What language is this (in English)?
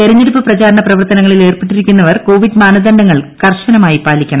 Malayalam